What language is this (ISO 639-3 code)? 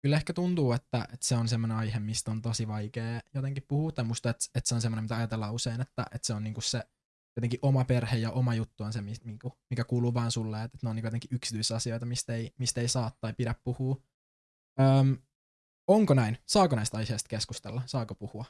fin